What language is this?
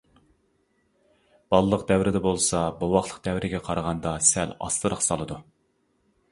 Uyghur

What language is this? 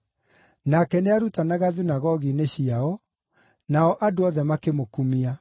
Kikuyu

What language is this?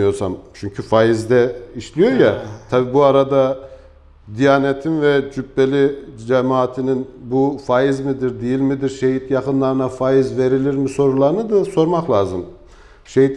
Turkish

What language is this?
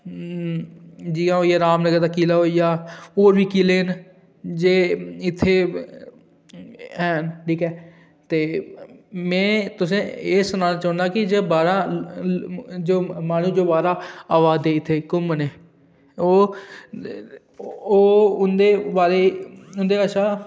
Dogri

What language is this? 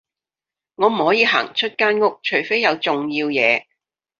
Cantonese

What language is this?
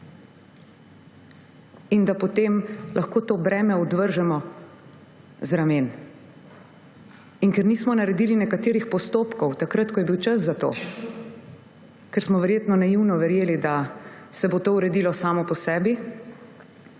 Slovenian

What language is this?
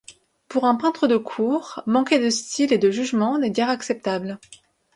French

